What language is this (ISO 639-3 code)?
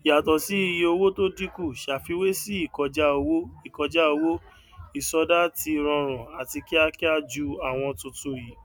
yor